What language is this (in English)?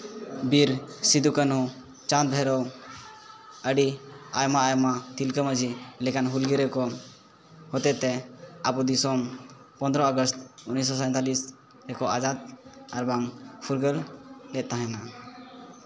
Santali